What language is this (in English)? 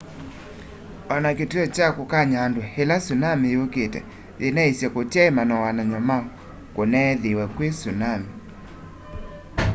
Kamba